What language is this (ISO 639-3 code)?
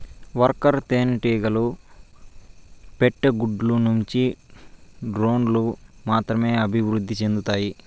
tel